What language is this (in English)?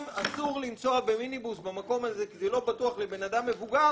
Hebrew